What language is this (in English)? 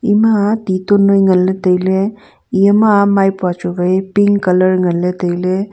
Wancho Naga